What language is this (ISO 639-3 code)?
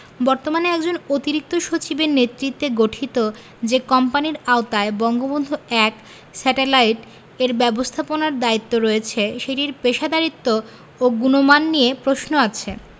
ben